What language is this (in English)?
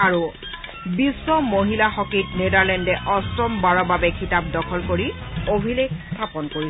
Assamese